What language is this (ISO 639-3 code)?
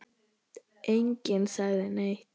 isl